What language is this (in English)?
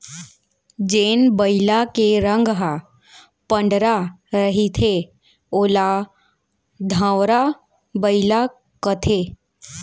Chhattisgarhi